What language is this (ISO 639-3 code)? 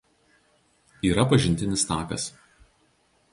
lit